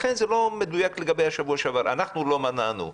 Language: Hebrew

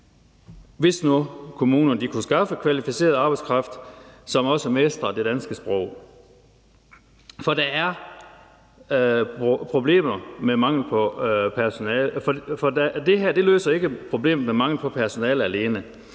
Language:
Danish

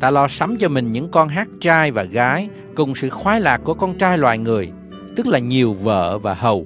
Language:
Vietnamese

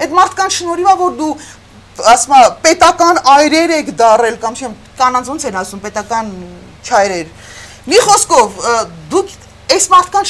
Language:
Romanian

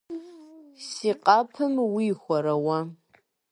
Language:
Kabardian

